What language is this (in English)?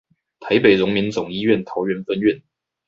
Chinese